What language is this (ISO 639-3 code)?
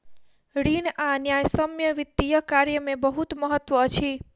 mai